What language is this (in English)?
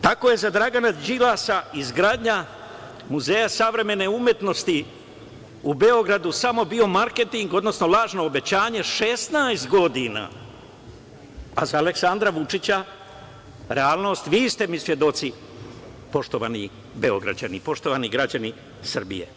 Serbian